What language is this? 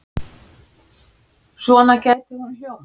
Icelandic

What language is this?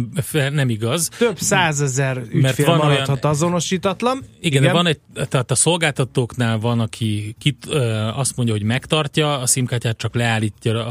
Hungarian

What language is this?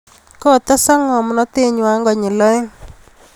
Kalenjin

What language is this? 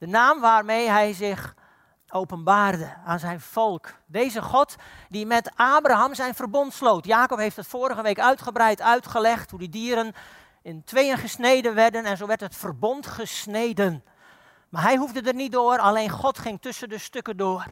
Dutch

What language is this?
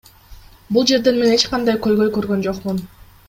Kyrgyz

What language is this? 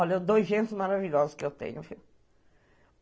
Portuguese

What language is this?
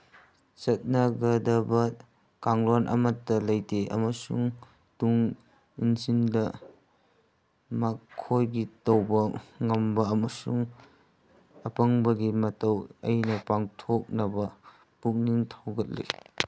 Manipuri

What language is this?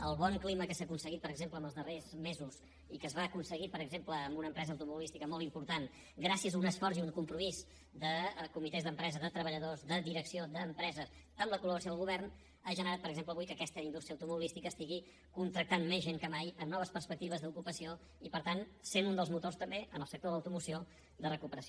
Catalan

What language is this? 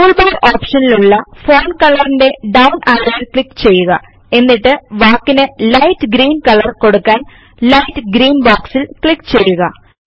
Malayalam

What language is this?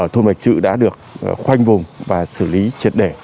Vietnamese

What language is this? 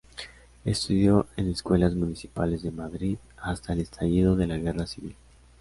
Spanish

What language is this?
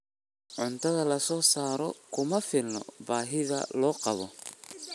Somali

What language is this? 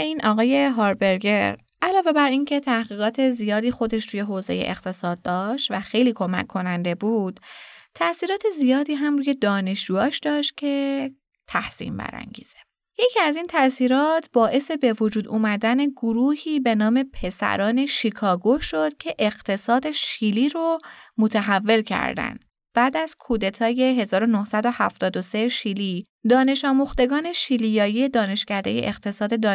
Persian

